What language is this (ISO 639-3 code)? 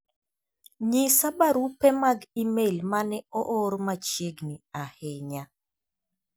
luo